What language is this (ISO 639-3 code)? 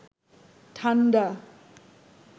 ben